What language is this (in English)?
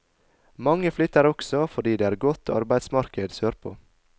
Norwegian